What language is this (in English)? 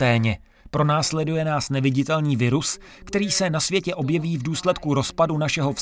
Czech